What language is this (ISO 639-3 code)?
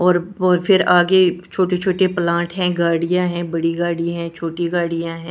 hin